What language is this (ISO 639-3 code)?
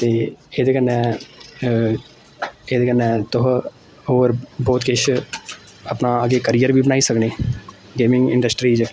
doi